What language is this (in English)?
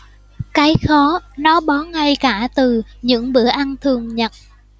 Vietnamese